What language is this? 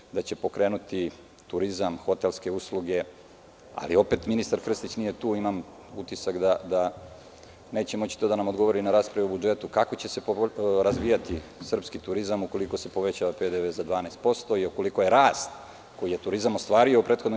Serbian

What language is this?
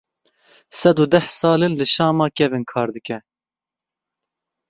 Kurdish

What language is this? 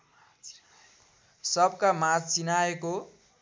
Nepali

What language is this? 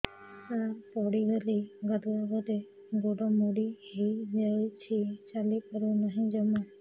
Odia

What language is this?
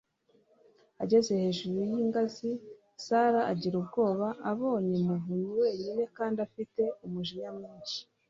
Kinyarwanda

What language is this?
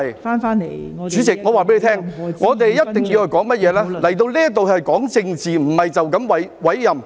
Cantonese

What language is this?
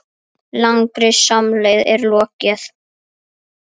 Icelandic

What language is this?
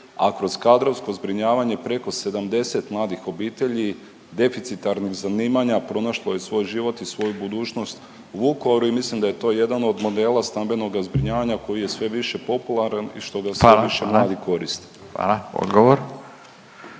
Croatian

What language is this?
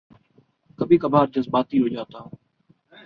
Urdu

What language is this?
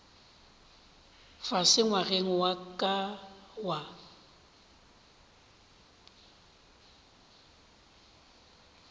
Northern Sotho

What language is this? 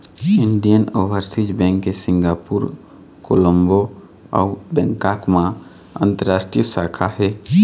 Chhattisgarhi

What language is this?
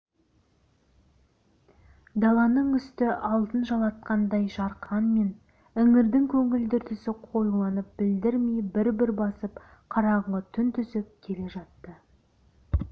Kazakh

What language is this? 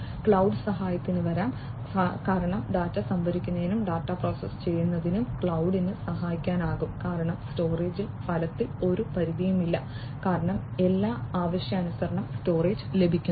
Malayalam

